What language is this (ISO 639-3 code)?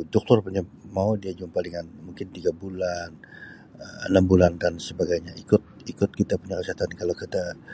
msi